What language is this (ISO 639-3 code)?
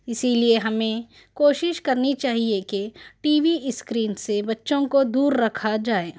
urd